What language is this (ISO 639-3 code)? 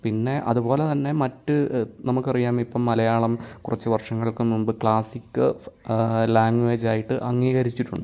mal